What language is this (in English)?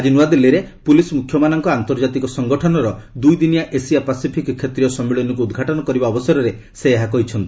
Odia